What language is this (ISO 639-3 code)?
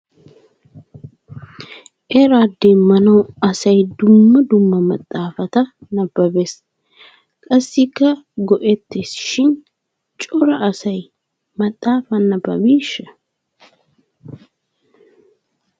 wal